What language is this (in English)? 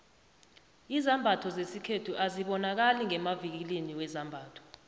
South Ndebele